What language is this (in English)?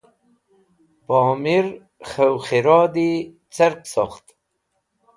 Wakhi